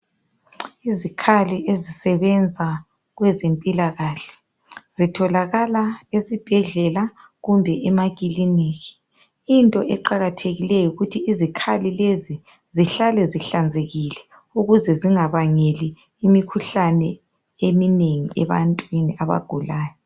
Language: North Ndebele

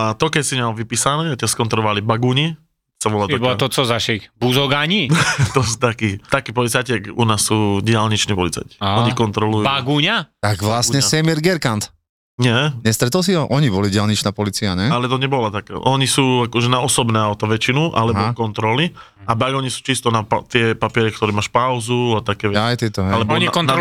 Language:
Slovak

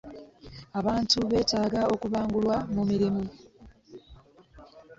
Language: Ganda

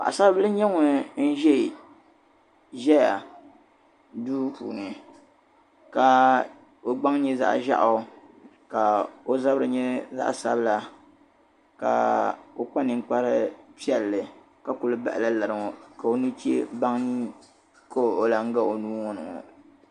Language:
Dagbani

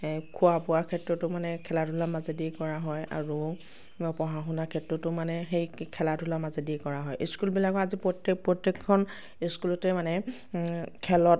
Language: Assamese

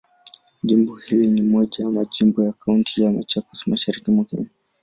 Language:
Swahili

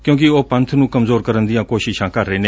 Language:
Punjabi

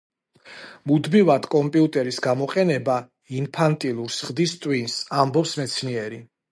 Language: Georgian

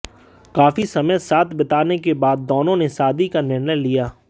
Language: Hindi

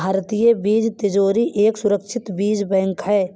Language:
Hindi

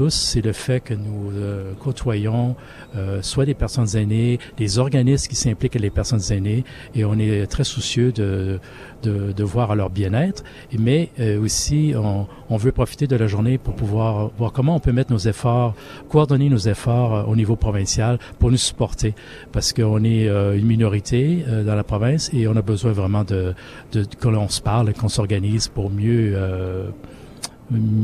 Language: French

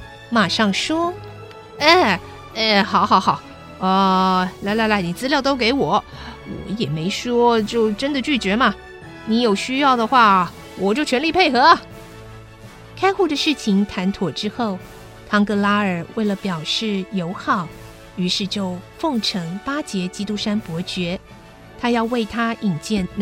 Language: Chinese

